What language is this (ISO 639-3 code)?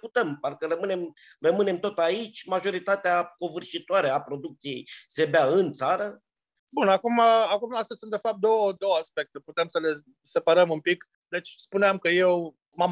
ron